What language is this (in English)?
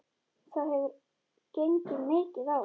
Icelandic